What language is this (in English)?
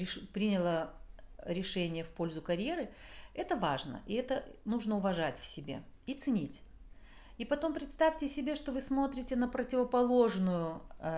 Russian